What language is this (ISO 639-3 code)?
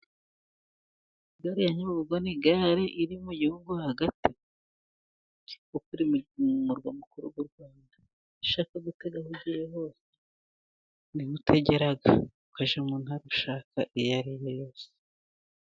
kin